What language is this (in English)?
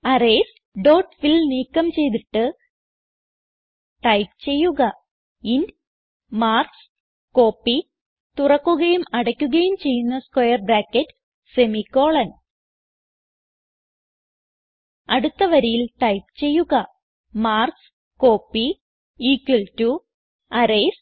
Malayalam